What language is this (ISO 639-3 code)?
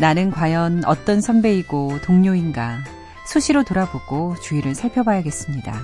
kor